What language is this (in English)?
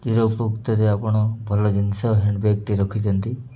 Odia